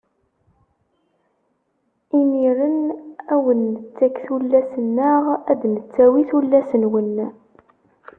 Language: Kabyle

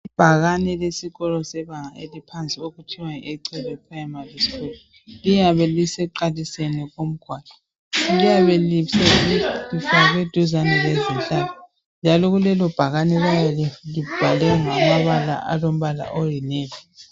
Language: North Ndebele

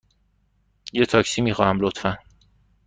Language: Persian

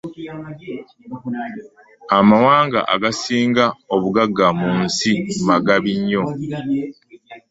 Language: Ganda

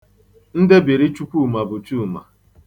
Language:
Igbo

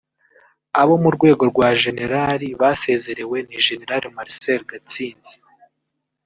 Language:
Kinyarwanda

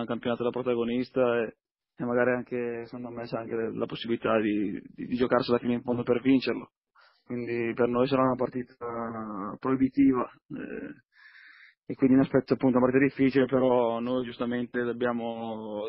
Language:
Italian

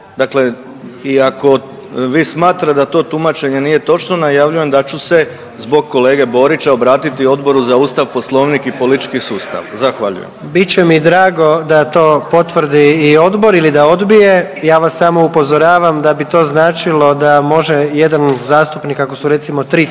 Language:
Croatian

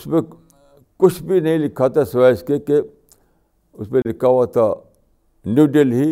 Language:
Urdu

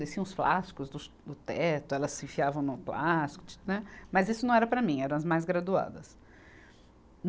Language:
Portuguese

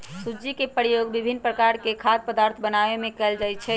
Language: Magahi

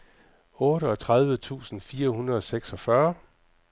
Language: Danish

